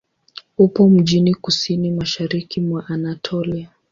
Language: Swahili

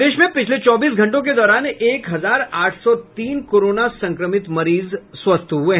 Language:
Hindi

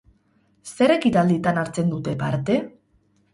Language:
Basque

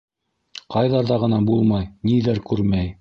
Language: Bashkir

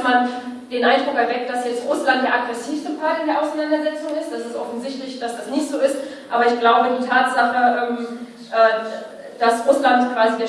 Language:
German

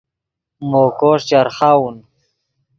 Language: Yidgha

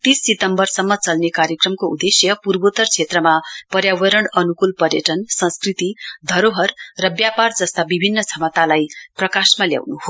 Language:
Nepali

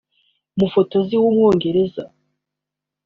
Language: Kinyarwanda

